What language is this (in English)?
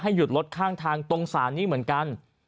Thai